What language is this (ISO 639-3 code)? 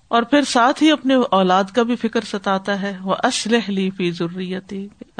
urd